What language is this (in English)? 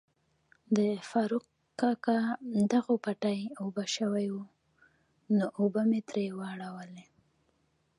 Pashto